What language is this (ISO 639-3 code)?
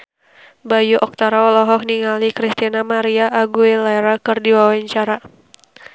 sun